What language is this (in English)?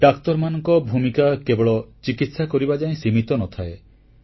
Odia